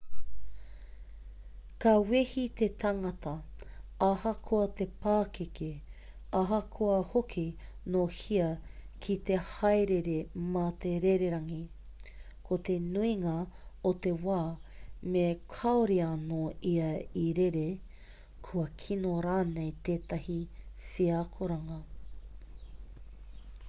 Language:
Māori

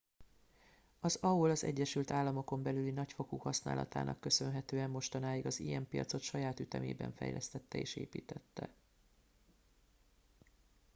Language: Hungarian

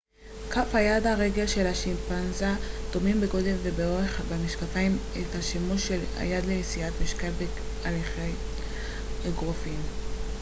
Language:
Hebrew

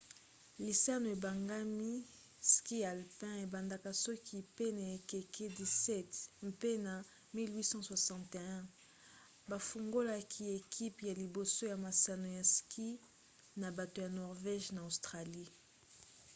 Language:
Lingala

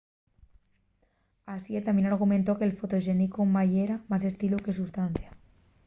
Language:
Asturian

